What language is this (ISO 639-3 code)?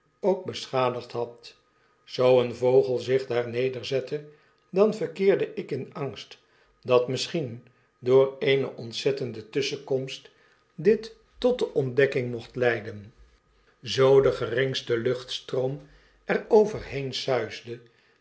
nld